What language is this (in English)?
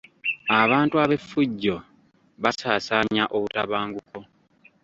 Ganda